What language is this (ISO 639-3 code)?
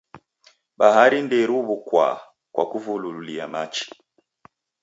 dav